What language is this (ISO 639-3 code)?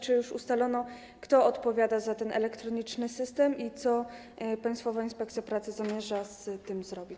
pol